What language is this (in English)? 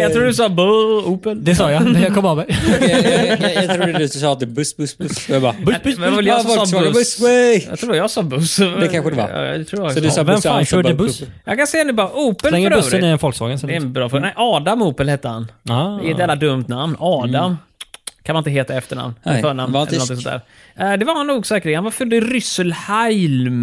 Swedish